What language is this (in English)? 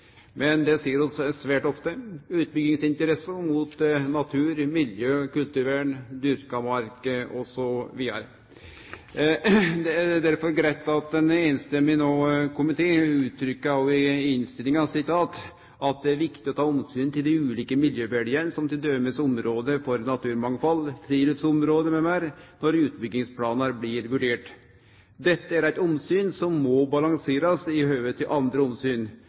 Norwegian Nynorsk